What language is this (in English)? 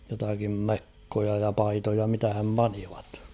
Finnish